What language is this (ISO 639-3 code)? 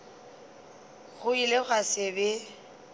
nso